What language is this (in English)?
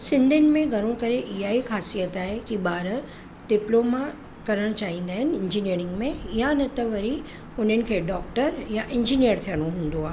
Sindhi